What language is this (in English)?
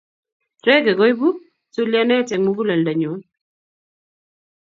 Kalenjin